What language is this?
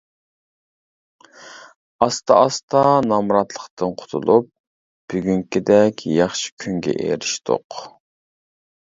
Uyghur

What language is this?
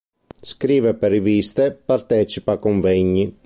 Italian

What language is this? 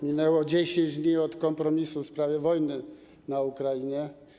Polish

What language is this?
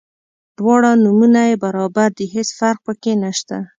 Pashto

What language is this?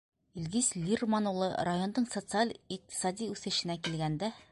Bashkir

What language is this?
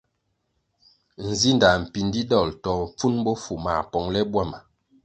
Kwasio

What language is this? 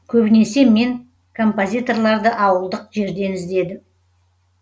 Kazakh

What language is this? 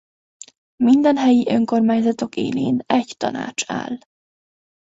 Hungarian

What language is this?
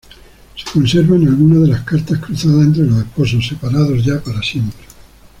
Spanish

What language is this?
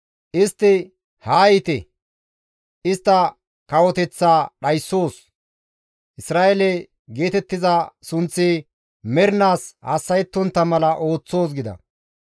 Gamo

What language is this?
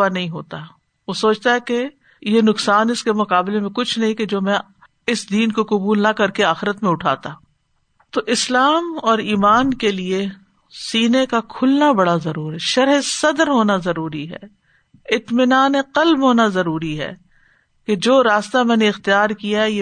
Urdu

